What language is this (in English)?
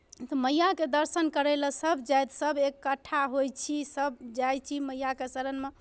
Maithili